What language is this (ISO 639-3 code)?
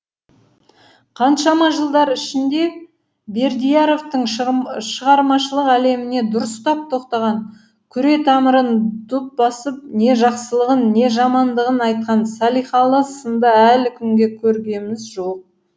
kaz